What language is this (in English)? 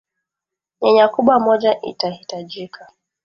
Swahili